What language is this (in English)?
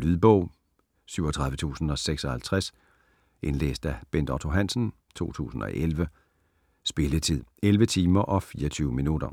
Danish